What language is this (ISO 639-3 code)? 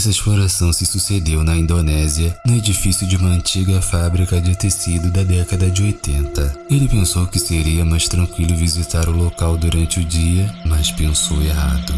por